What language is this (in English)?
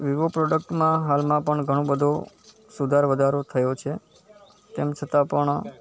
Gujarati